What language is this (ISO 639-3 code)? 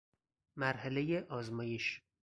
fas